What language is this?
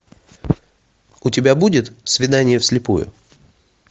Russian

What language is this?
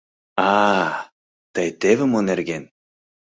Mari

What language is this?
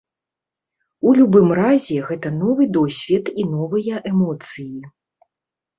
Belarusian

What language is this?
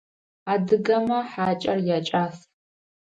Adyghe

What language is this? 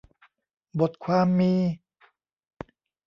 Thai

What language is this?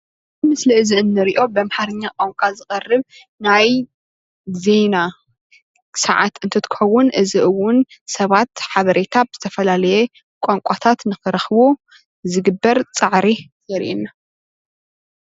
Tigrinya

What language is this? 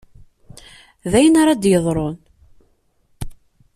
Kabyle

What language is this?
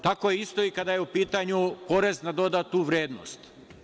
Serbian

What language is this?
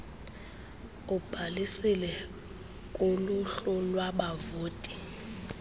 Xhosa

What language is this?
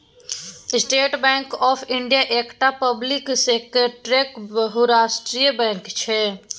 Maithili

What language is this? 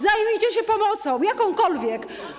Polish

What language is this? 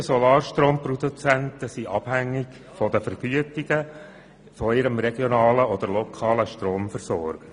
Swiss German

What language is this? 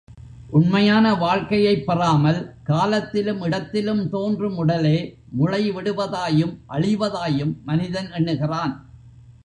Tamil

